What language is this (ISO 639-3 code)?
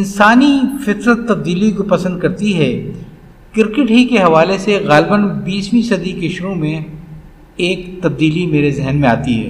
urd